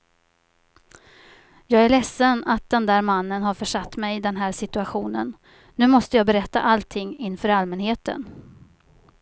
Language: Swedish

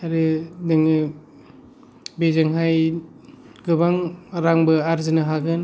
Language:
Bodo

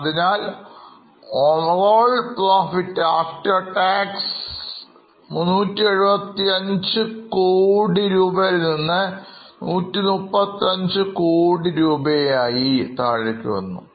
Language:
Malayalam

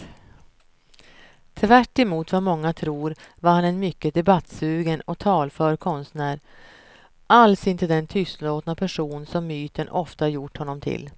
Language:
Swedish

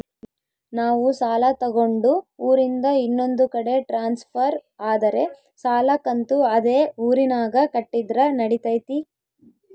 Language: Kannada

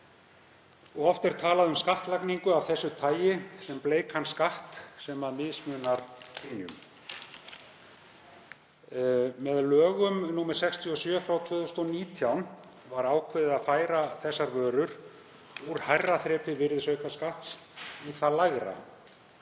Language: Icelandic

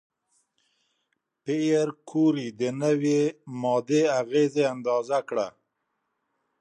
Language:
Pashto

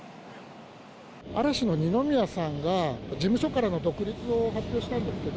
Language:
Japanese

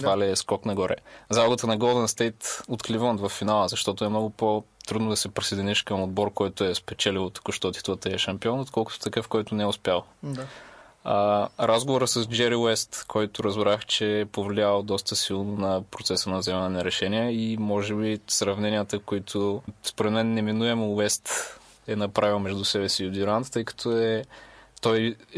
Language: Bulgarian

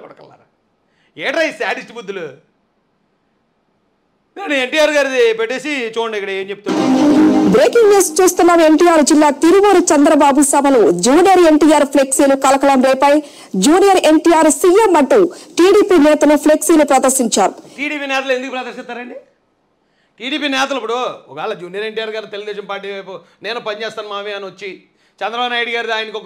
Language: Telugu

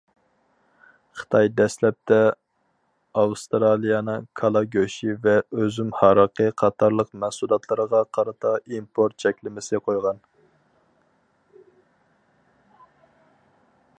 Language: Uyghur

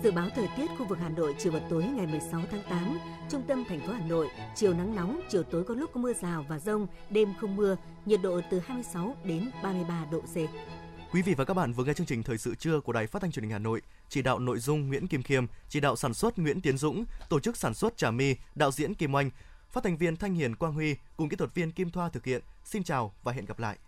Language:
Vietnamese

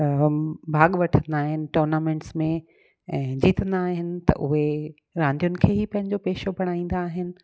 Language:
Sindhi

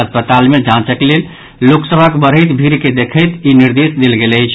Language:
Maithili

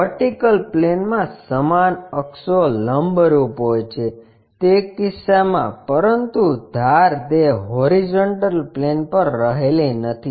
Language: Gujarati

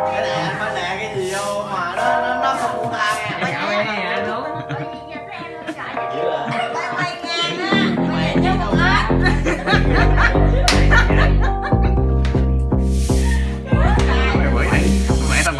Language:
Vietnamese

